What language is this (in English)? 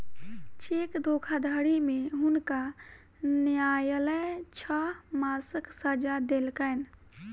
Maithili